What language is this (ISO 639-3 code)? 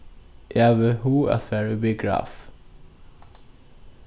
fao